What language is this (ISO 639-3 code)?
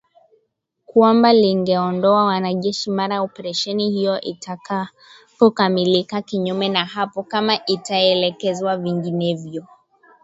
swa